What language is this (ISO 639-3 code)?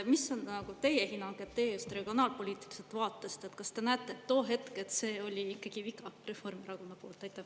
est